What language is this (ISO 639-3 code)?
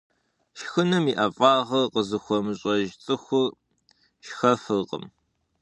kbd